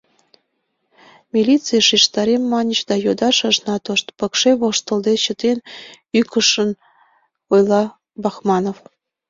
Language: Mari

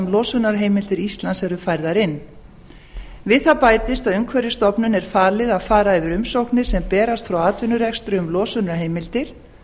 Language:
Icelandic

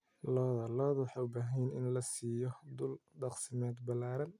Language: Somali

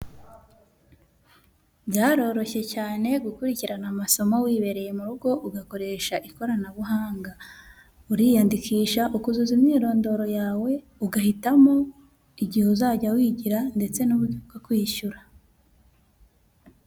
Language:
Kinyarwanda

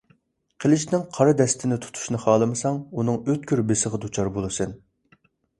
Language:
Uyghur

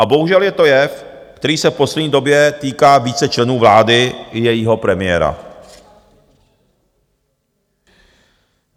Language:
Czech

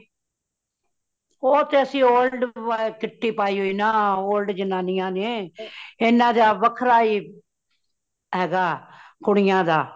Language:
Punjabi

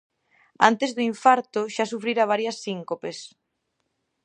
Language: Galician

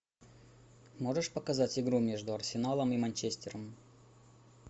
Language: Russian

